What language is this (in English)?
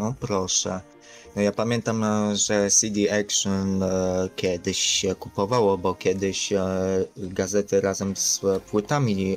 Polish